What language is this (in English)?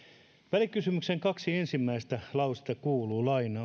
Finnish